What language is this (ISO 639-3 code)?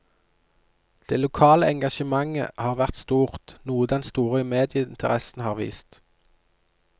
nor